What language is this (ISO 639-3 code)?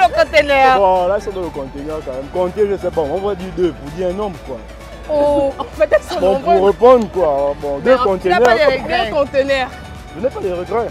fra